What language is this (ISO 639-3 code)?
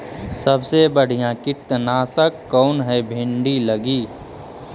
mag